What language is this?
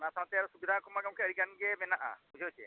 Santali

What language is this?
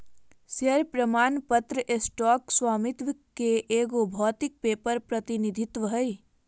Magahi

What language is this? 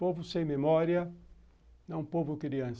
Portuguese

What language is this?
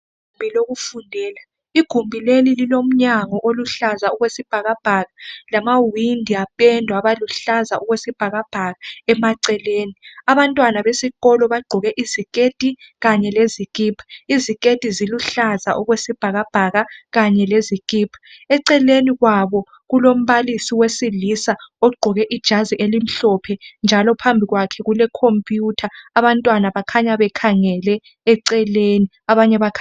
North Ndebele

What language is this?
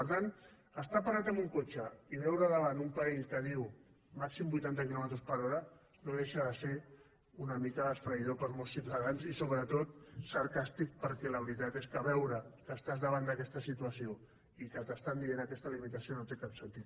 Catalan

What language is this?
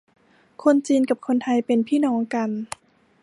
Thai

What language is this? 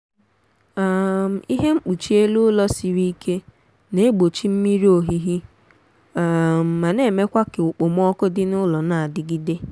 Igbo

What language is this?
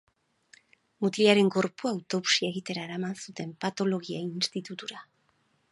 Basque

